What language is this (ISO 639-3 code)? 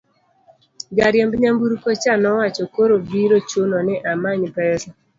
luo